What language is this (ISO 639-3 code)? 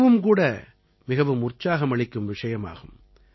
tam